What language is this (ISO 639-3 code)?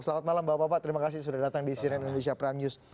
ind